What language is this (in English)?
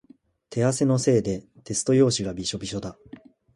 Japanese